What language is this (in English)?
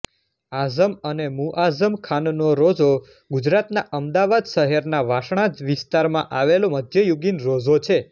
Gujarati